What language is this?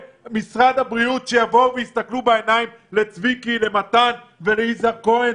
Hebrew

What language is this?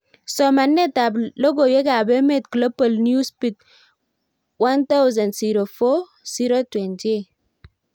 Kalenjin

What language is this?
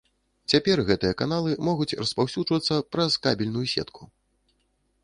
Belarusian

